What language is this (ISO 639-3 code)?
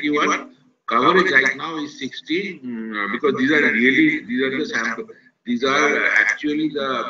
eng